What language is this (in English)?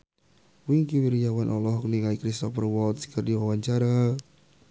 Sundanese